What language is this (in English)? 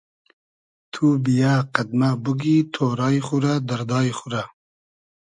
Hazaragi